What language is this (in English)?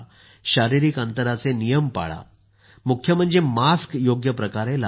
Marathi